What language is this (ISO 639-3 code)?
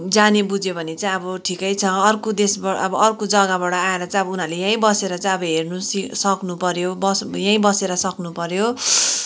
nep